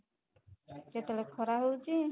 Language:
Odia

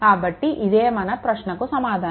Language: Telugu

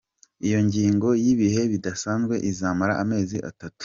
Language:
Kinyarwanda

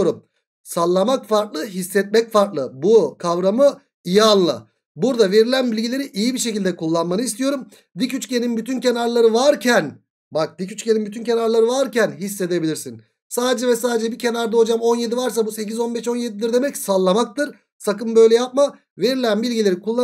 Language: Turkish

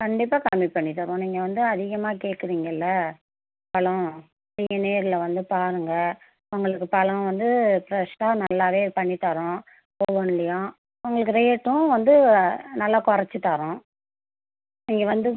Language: Tamil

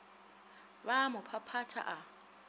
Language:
Northern Sotho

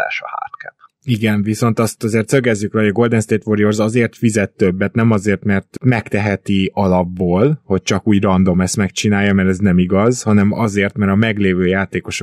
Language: Hungarian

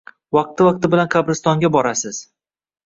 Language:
Uzbek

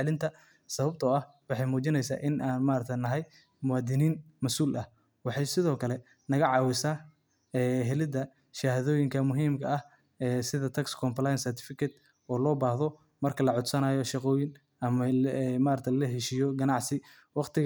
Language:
Somali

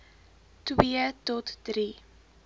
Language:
Afrikaans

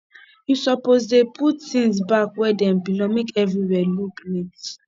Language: Nigerian Pidgin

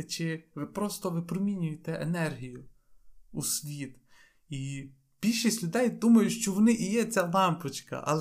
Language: Ukrainian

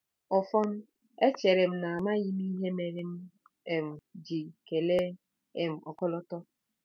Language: Igbo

